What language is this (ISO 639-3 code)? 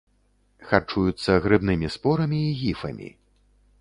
bel